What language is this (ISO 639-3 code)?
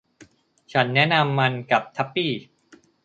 tha